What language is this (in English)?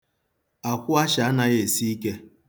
Igbo